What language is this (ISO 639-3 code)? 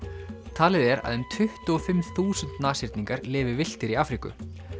isl